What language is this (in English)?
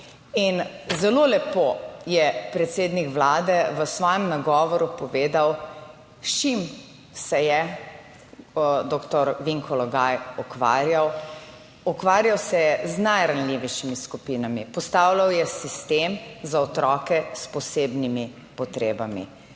Slovenian